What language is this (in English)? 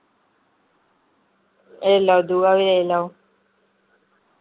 Dogri